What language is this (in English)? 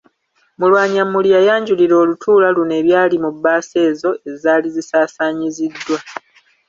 Ganda